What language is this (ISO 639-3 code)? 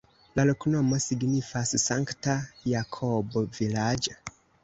epo